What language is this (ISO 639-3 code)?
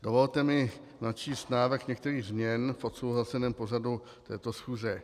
ces